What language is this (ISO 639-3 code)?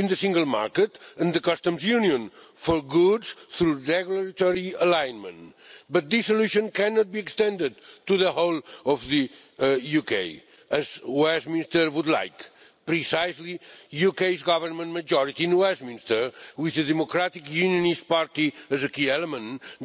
eng